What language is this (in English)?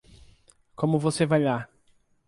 Portuguese